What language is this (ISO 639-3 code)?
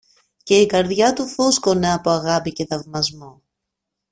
ell